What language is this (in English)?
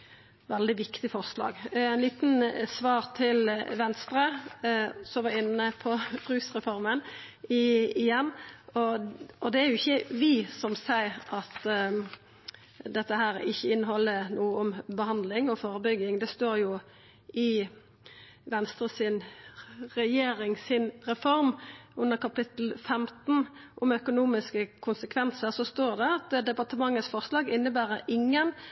Norwegian Nynorsk